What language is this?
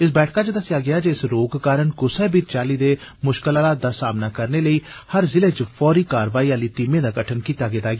Dogri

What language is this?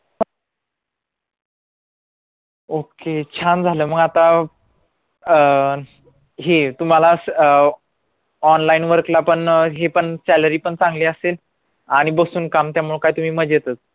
Marathi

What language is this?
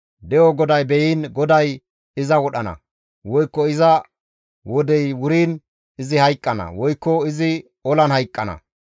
Gamo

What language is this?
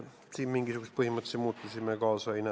Estonian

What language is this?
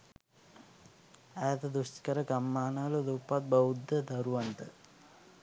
Sinhala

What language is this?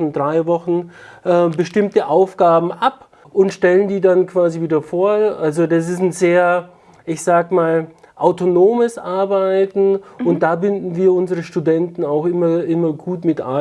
German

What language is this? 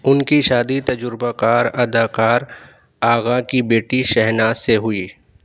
Urdu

